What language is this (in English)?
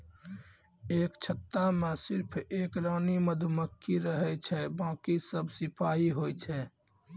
Maithili